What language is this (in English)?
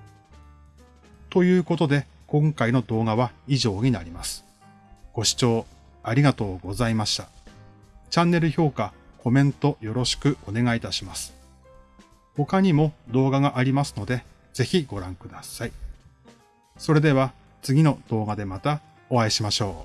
Japanese